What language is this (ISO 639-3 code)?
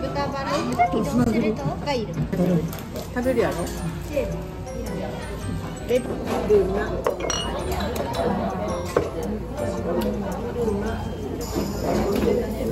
jpn